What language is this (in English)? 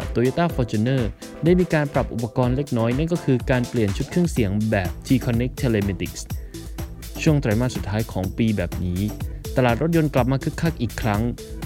Thai